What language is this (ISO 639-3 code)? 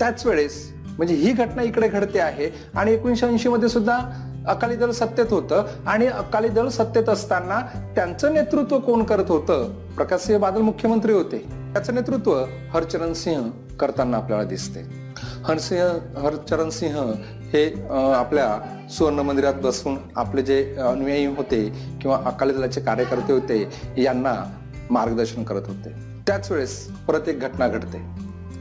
mar